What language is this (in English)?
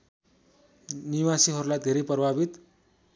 Nepali